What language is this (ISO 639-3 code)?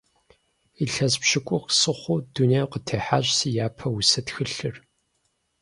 kbd